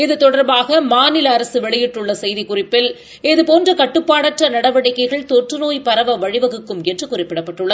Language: Tamil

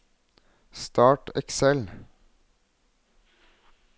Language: Norwegian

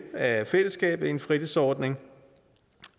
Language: Danish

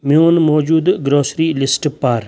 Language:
Kashmiri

